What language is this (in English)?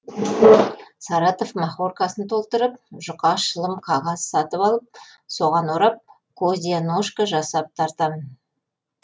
Kazakh